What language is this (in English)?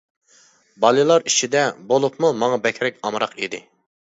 Uyghur